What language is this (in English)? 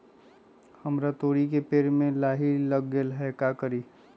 Magahi